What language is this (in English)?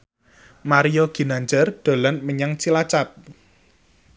Javanese